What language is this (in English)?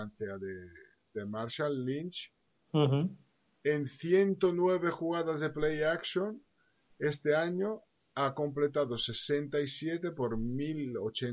Spanish